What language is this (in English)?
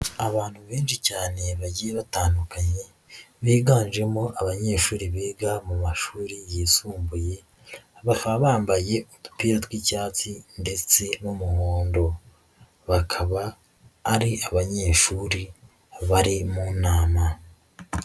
Kinyarwanda